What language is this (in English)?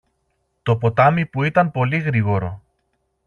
Greek